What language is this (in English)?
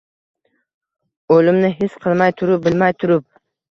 Uzbek